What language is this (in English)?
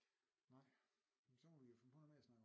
Danish